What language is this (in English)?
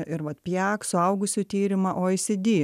Lithuanian